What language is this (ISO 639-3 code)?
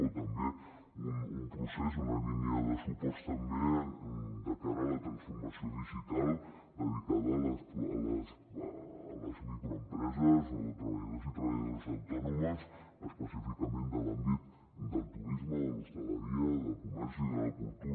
cat